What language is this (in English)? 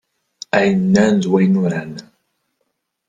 Kabyle